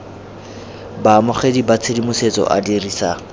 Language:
Tswana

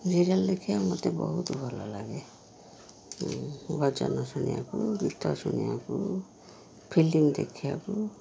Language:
Odia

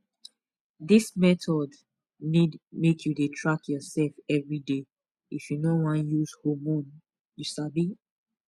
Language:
Nigerian Pidgin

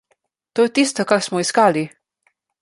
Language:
Slovenian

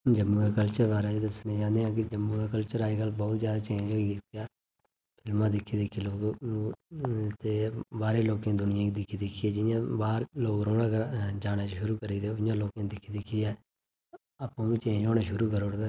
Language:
Dogri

